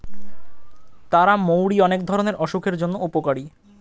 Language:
Bangla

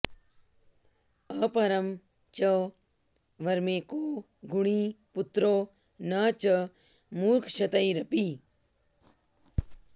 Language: Sanskrit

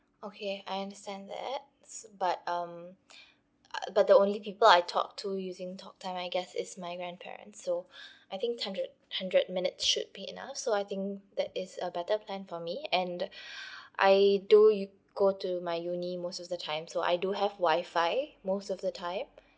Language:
English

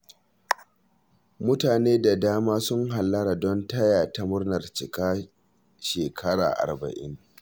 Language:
Hausa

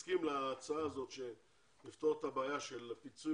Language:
Hebrew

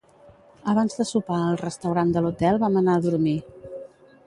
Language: Catalan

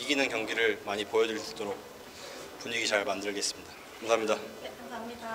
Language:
Korean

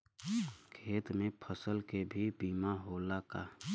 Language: Bhojpuri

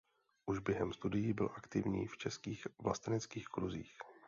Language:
Czech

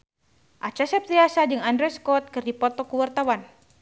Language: Sundanese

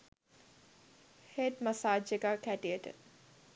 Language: Sinhala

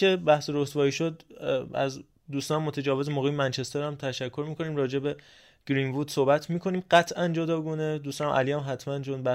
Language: Persian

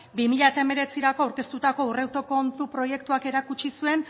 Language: Basque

